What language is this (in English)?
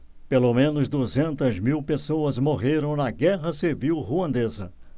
Portuguese